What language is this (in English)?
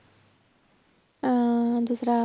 Punjabi